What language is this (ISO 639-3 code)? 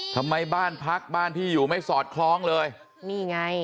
tha